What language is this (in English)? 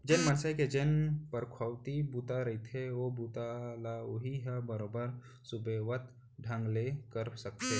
Chhattisgarhi